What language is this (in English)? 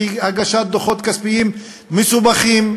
Hebrew